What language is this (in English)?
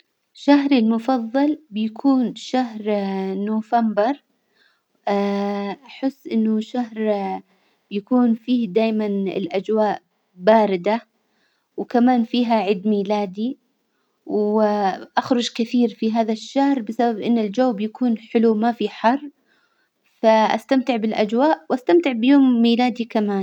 Hijazi Arabic